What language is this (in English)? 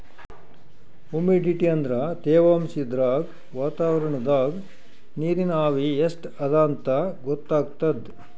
Kannada